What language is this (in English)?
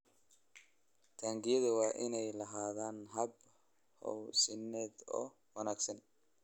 Somali